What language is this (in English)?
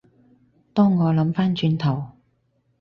Cantonese